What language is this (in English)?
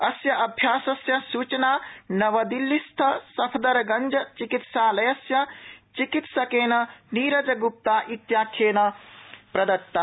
Sanskrit